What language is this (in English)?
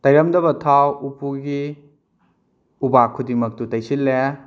Manipuri